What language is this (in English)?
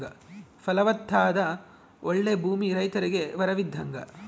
Kannada